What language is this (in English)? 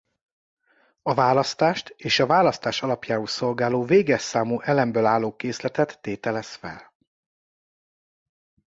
Hungarian